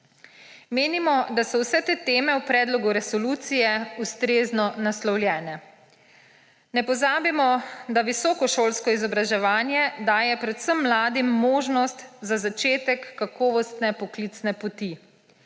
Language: Slovenian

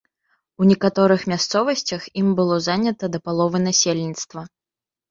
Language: Belarusian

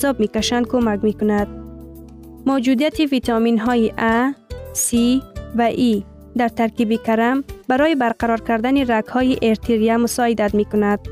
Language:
Persian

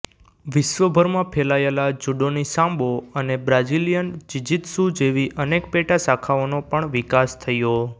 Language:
Gujarati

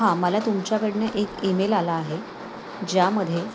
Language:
Marathi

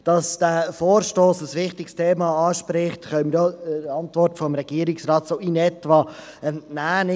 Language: Swiss German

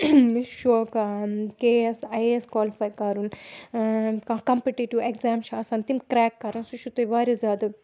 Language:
Kashmiri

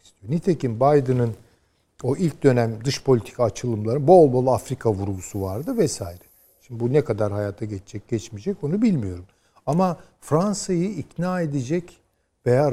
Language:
Turkish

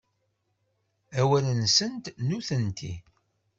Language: Kabyle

